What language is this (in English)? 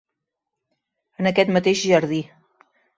Catalan